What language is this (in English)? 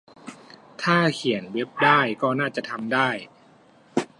Thai